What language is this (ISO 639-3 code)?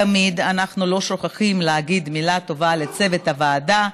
heb